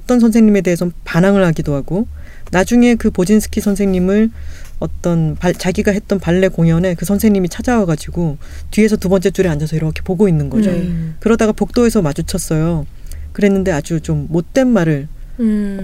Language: Korean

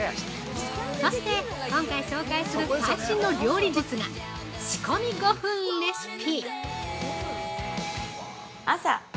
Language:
Japanese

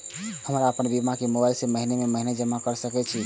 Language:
Maithili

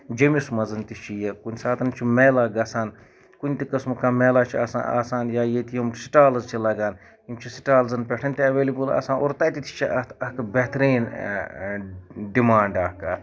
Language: Kashmiri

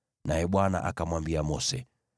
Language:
Swahili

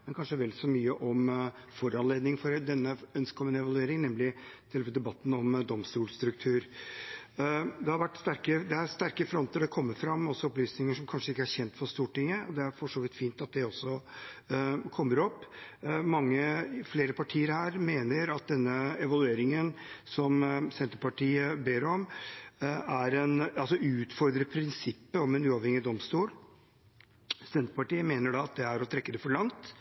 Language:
Norwegian Bokmål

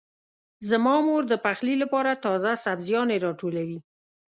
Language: Pashto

